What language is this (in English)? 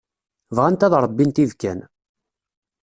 Kabyle